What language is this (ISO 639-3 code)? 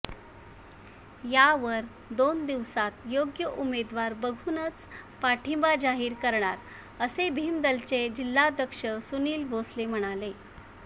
mar